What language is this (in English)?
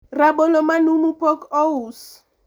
Luo (Kenya and Tanzania)